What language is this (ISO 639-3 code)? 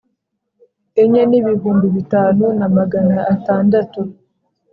kin